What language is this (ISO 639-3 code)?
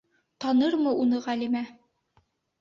bak